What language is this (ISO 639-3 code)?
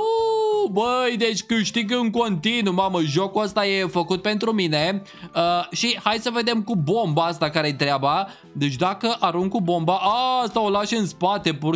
ron